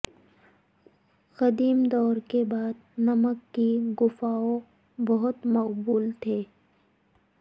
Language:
Urdu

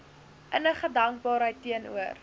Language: Afrikaans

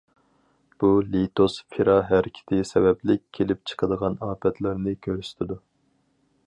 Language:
Uyghur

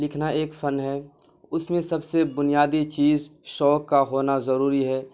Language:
Urdu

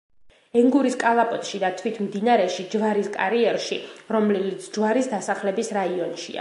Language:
Georgian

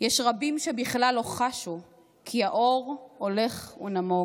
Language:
Hebrew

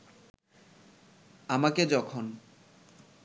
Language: Bangla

